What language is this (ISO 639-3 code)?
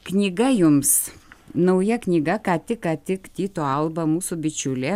lit